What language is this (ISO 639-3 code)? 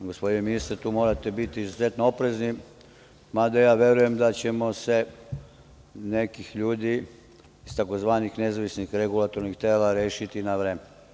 srp